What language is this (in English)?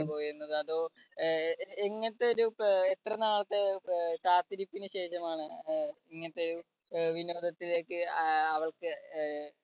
Malayalam